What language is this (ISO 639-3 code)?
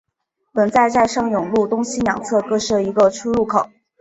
zho